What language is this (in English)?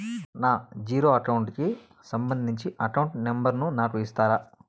Telugu